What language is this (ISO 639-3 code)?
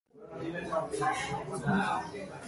vie